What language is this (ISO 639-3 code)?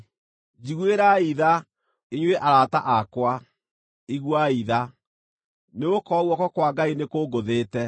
kik